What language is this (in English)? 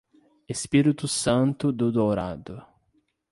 Portuguese